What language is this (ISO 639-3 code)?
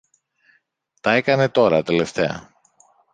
ell